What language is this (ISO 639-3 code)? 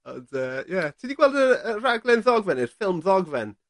cym